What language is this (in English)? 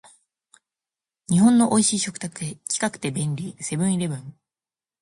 Japanese